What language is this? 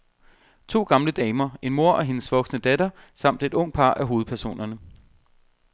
Danish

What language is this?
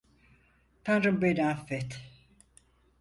Turkish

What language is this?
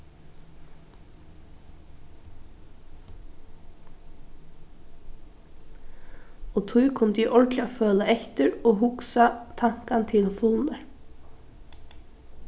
Faroese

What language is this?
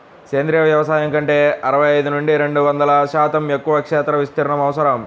Telugu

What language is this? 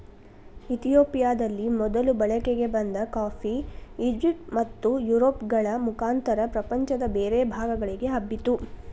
Kannada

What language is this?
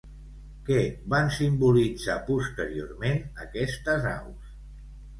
Catalan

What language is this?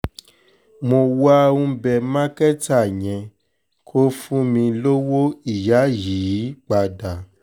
Yoruba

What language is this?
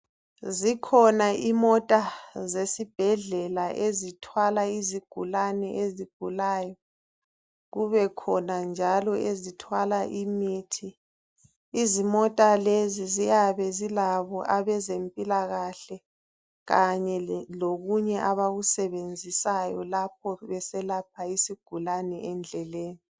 North Ndebele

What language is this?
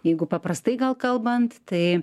Lithuanian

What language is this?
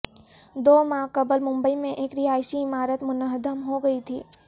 Urdu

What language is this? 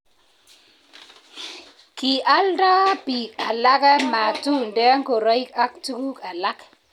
Kalenjin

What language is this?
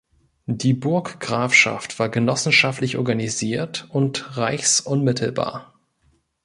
German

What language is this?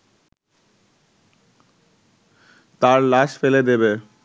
Bangla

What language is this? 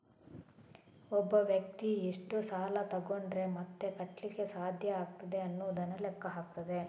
Kannada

